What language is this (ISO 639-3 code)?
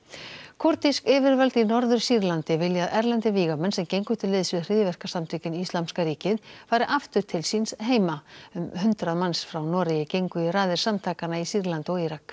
isl